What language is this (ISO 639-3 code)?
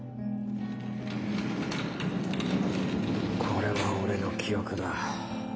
jpn